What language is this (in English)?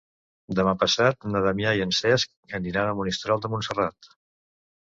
Catalan